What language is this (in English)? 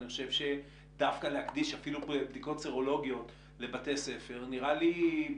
Hebrew